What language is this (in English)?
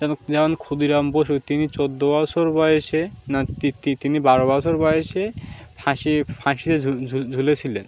Bangla